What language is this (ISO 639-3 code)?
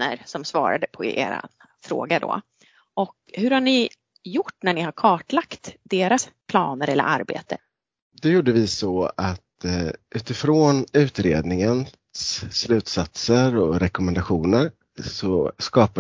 swe